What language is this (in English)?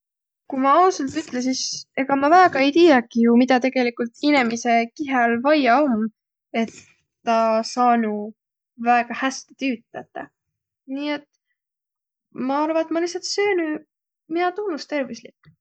Võro